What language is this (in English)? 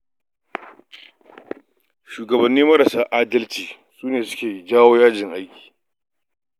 Hausa